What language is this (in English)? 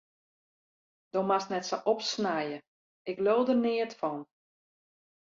Western Frisian